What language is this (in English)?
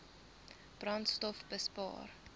Afrikaans